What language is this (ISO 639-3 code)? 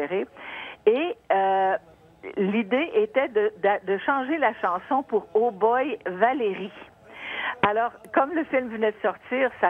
fra